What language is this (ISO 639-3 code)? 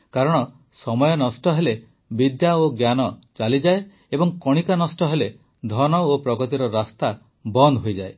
ori